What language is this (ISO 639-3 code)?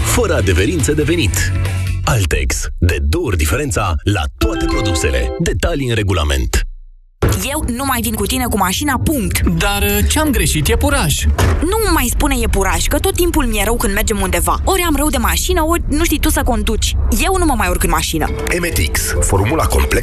ron